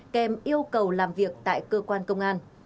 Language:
Vietnamese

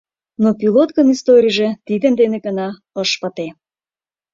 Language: Mari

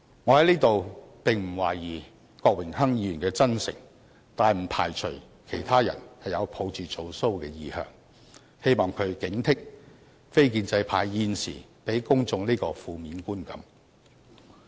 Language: Cantonese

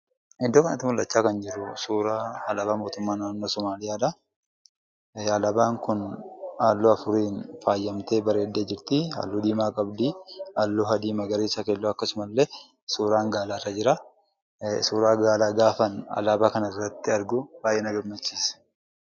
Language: Oromo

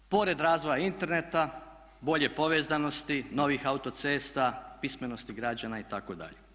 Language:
Croatian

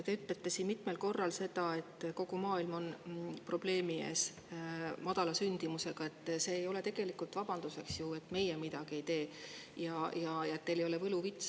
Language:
Estonian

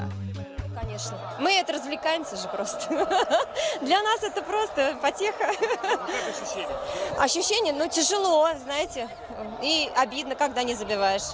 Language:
Indonesian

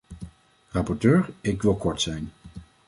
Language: Dutch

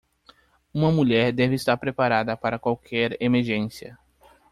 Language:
Portuguese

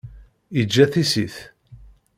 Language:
Kabyle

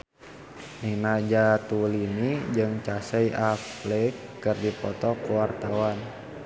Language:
Sundanese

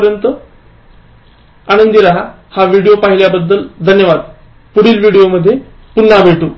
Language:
Marathi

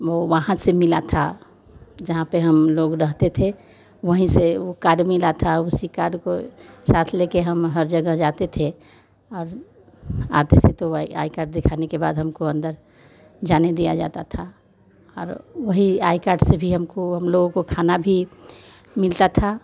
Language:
Hindi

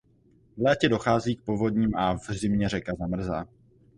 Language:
Czech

